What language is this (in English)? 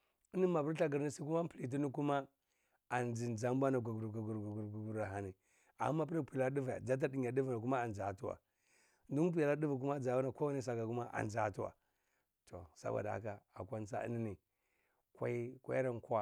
Cibak